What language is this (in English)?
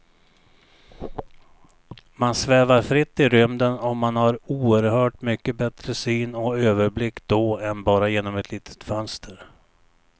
Swedish